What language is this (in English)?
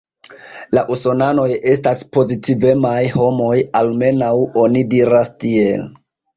Esperanto